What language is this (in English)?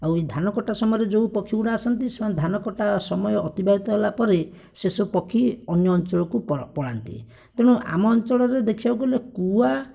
Odia